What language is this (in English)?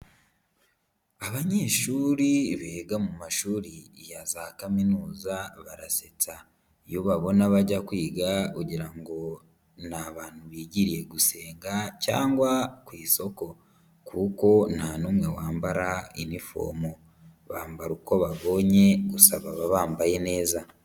Kinyarwanda